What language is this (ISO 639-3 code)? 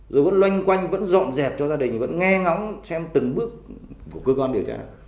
vie